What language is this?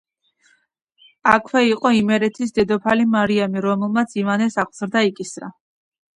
Georgian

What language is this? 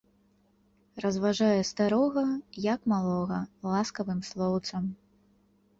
Belarusian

